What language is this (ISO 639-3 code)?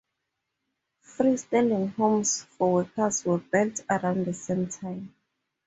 eng